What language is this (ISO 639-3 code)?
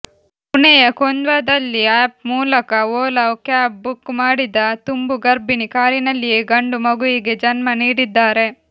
kan